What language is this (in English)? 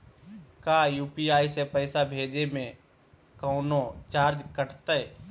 Magahi